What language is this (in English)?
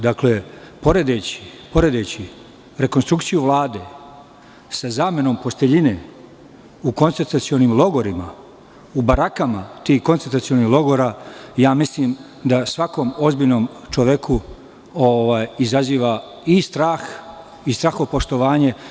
Serbian